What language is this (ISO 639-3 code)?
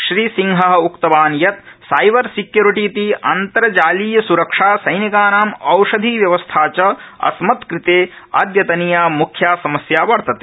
san